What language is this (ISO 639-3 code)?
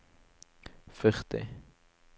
nor